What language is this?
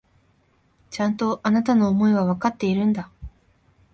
Japanese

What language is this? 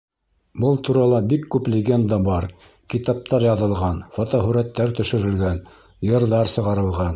Bashkir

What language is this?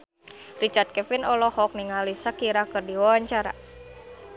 Sundanese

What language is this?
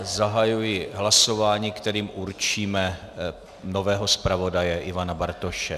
Czech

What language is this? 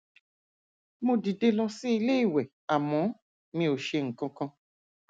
Yoruba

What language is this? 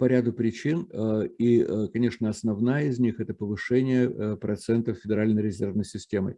Russian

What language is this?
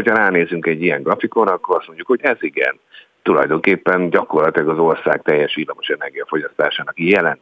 Hungarian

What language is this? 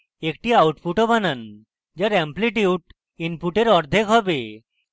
Bangla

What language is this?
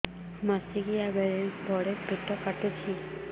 Odia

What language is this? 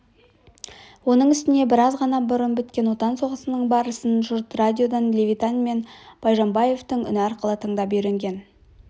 Kazakh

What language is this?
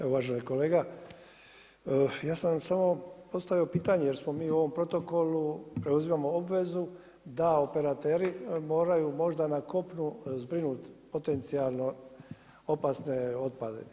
Croatian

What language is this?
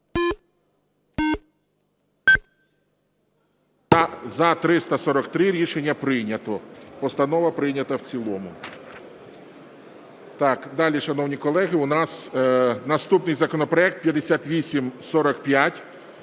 Ukrainian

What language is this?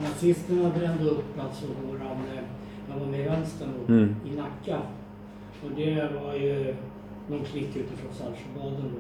Swedish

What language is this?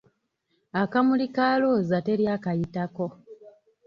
Ganda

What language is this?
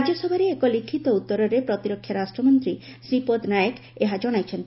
Odia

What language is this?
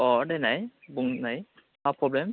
Bodo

